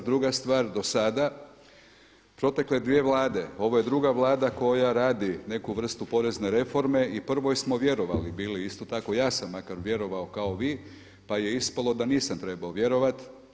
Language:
Croatian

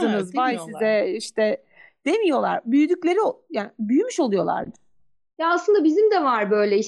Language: Turkish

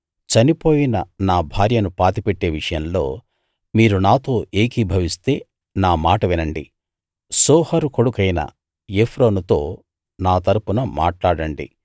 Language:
Telugu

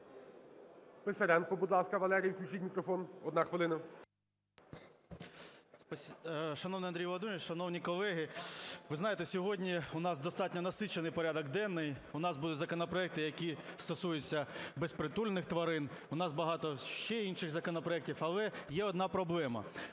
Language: Ukrainian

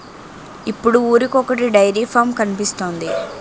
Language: Telugu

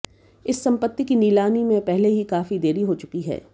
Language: Hindi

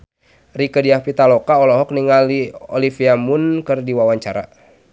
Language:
Sundanese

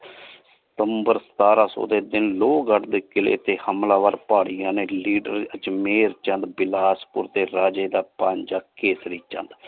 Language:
Punjabi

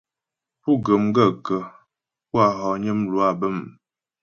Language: Ghomala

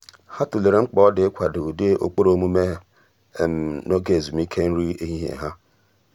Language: Igbo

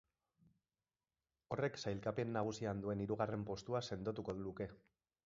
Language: Basque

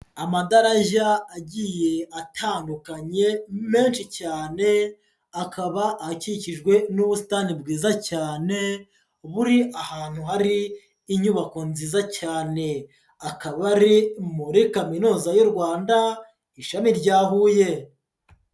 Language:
Kinyarwanda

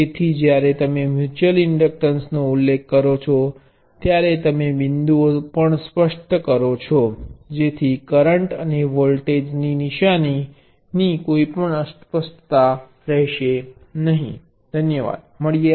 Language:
Gujarati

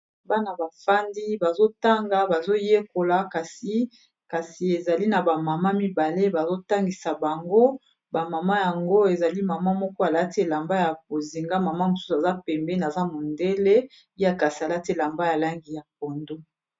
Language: Lingala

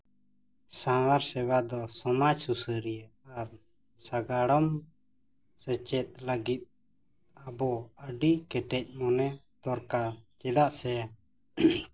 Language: Santali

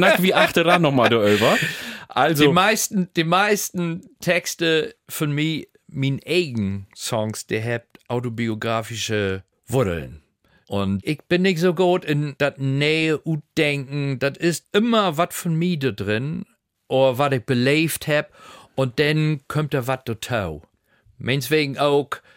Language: German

